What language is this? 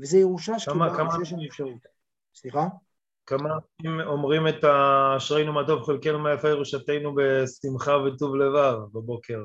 Hebrew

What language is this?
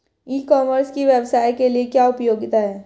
Hindi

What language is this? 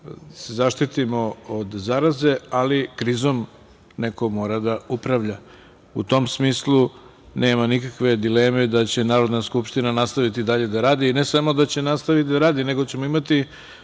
Serbian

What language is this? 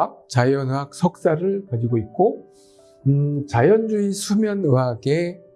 Korean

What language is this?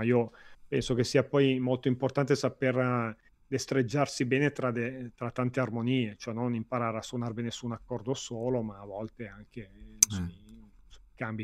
Italian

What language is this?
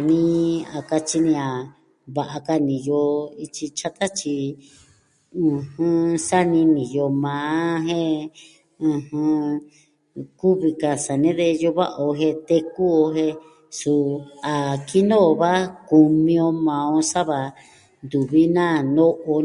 Southwestern Tlaxiaco Mixtec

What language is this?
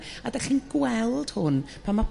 Welsh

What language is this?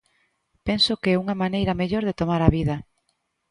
Galician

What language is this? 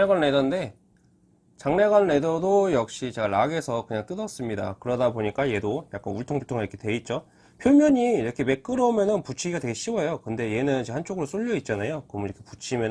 Korean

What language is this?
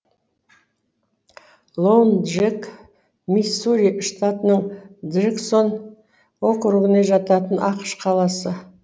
Kazakh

